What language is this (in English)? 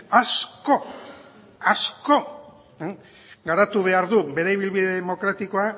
Basque